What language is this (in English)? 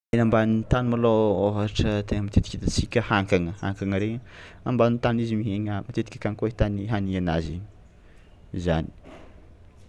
Tsimihety Malagasy